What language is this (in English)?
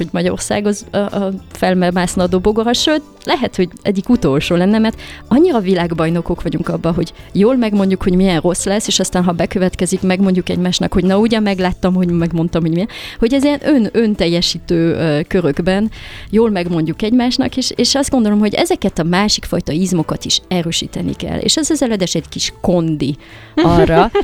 Hungarian